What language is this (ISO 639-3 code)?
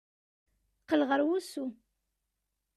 kab